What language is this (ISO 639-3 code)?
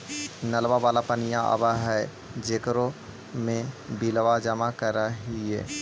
mag